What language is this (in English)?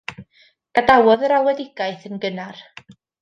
Welsh